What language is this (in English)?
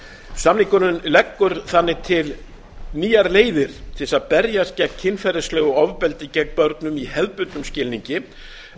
Icelandic